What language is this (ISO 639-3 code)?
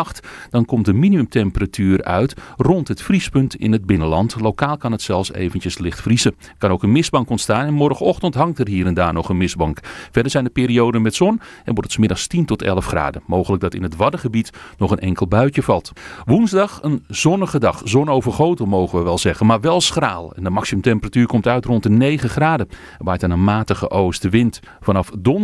nld